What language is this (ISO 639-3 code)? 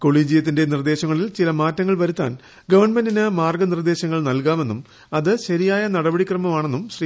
mal